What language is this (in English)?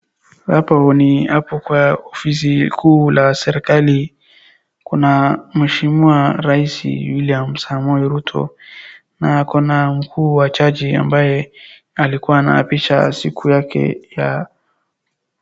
Swahili